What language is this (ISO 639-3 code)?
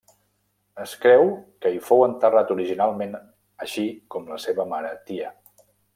cat